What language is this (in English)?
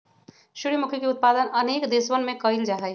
Magahi